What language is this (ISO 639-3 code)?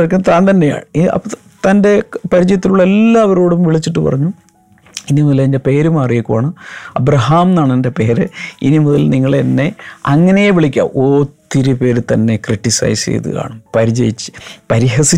mal